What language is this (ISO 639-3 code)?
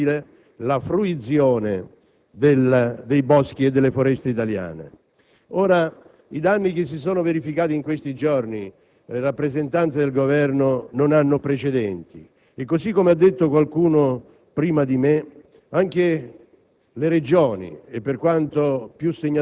ita